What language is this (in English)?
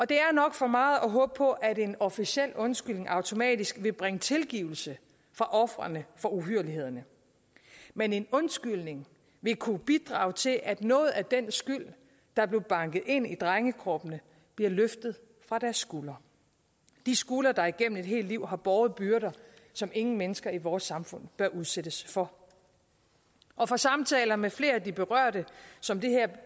Danish